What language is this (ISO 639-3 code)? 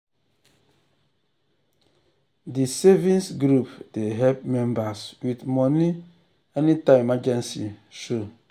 pcm